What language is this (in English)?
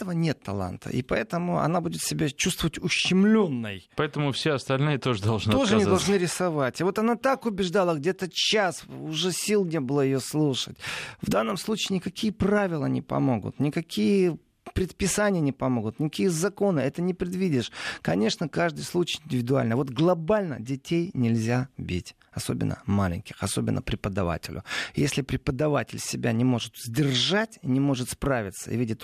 Russian